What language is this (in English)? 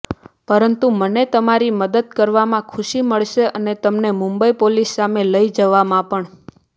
Gujarati